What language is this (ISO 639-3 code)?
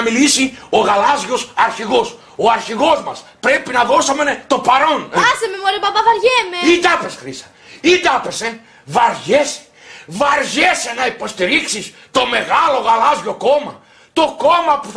ell